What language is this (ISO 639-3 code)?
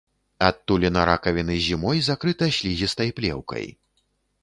bel